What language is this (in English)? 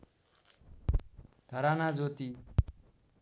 Nepali